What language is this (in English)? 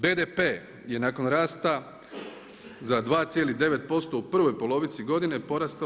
Croatian